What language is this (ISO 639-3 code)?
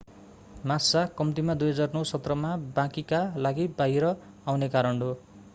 nep